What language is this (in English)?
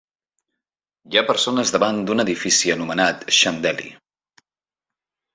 Catalan